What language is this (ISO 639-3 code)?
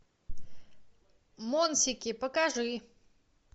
rus